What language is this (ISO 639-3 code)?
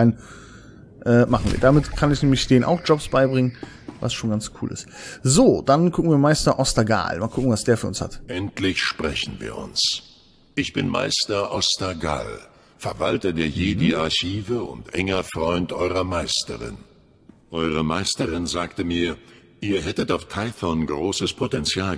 deu